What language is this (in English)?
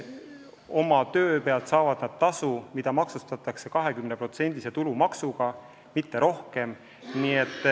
Estonian